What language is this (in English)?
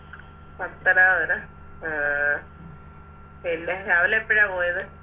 Malayalam